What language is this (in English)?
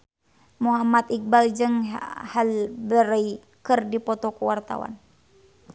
Sundanese